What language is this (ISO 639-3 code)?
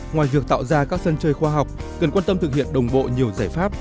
vie